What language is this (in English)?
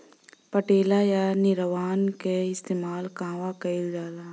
Bhojpuri